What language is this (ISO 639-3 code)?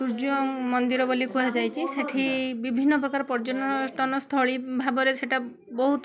ori